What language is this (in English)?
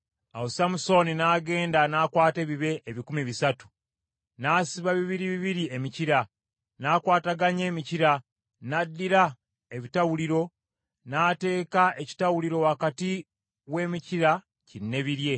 Ganda